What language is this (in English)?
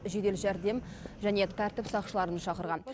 Kazakh